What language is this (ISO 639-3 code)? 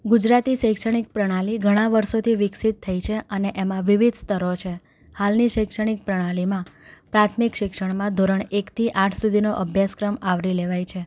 guj